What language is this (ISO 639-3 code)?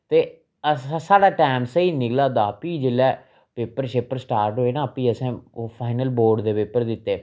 doi